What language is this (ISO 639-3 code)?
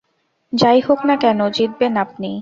ben